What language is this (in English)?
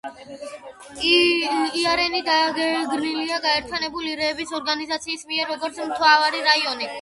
Georgian